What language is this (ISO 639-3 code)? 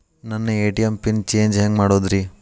kan